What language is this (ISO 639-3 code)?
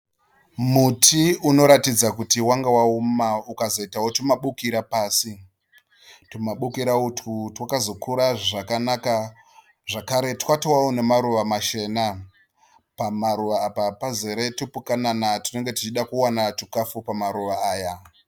sna